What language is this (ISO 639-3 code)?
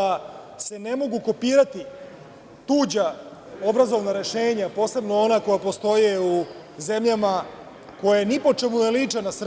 srp